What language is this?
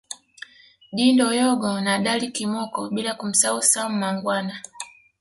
Swahili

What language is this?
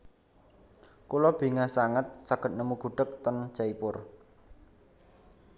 Javanese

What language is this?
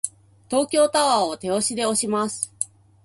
Japanese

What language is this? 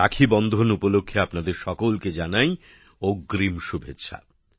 Bangla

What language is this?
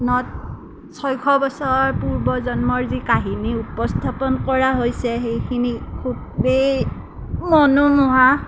Assamese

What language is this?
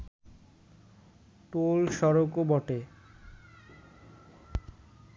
Bangla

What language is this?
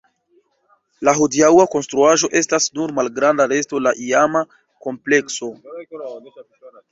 Esperanto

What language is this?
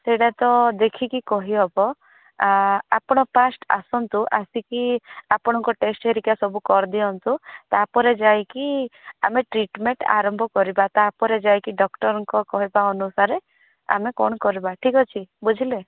Odia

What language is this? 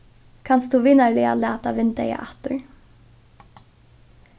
Faroese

